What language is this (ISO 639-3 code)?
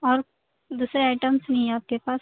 urd